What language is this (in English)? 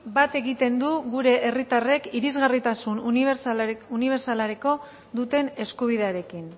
Basque